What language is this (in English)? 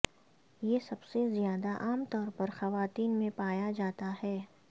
Urdu